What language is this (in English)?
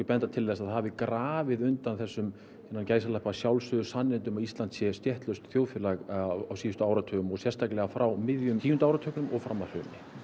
Icelandic